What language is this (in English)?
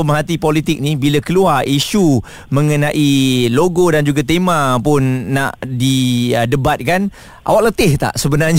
Malay